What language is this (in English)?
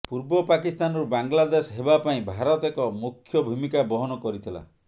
Odia